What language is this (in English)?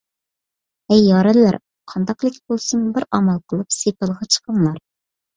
Uyghur